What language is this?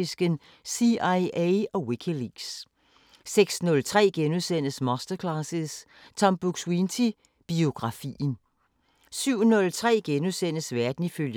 Danish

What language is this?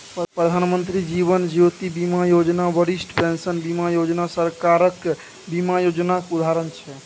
Maithili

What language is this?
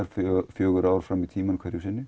Icelandic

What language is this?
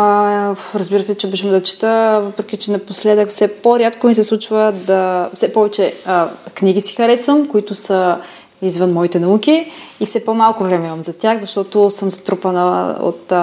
Bulgarian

